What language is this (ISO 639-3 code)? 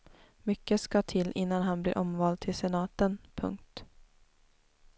swe